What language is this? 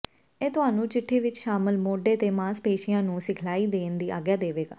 Punjabi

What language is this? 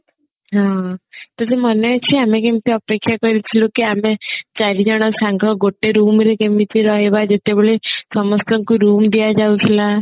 Odia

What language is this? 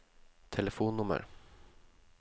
Norwegian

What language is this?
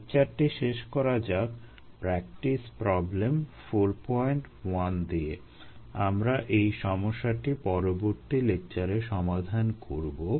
Bangla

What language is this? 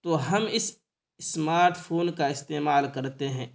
Urdu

